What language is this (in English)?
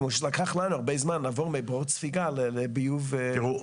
Hebrew